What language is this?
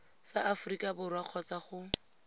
Tswana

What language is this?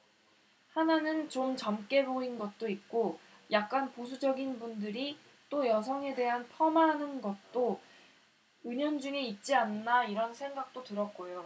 Korean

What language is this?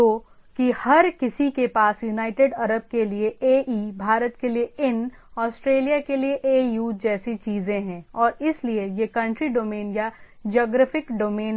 Hindi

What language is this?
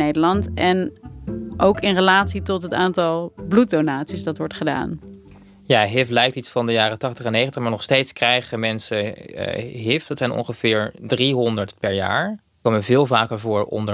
Dutch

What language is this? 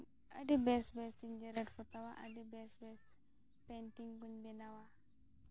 Santali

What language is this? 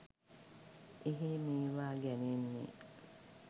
Sinhala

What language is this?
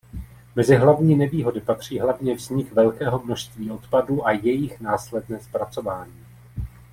Czech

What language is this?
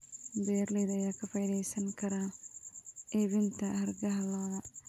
Somali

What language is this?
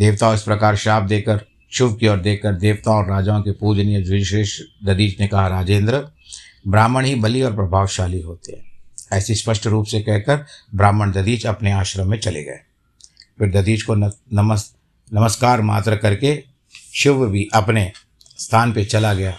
Hindi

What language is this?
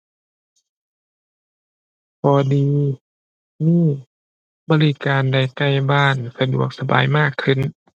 Thai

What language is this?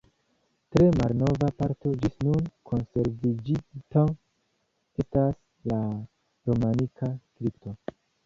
Esperanto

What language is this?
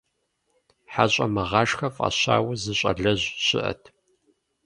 Kabardian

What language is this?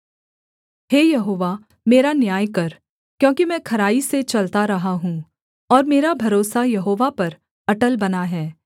Hindi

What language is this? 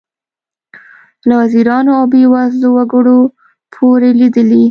Pashto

